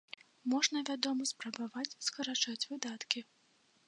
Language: Belarusian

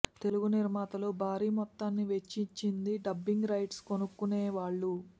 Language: Telugu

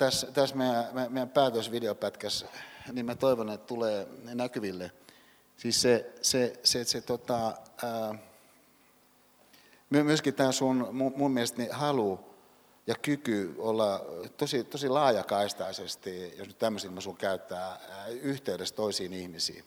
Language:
Finnish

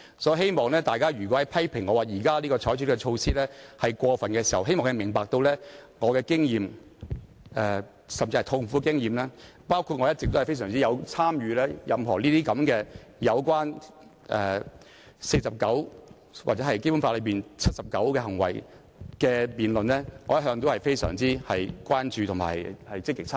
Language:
Cantonese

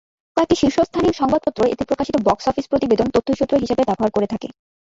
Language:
Bangla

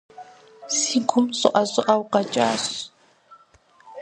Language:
Kabardian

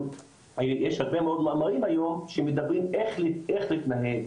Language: Hebrew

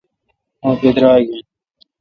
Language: Kalkoti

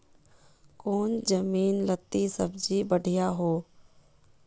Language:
Magahi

